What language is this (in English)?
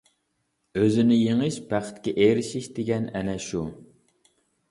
Uyghur